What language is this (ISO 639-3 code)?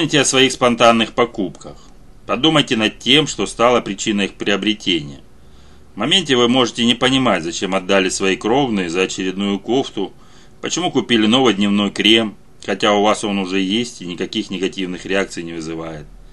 rus